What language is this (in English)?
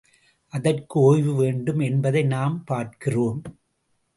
Tamil